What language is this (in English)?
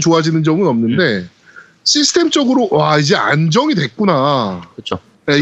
Korean